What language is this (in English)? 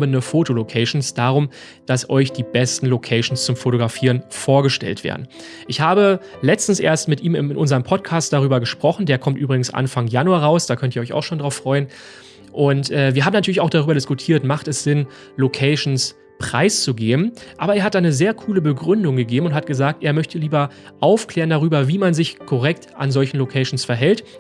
German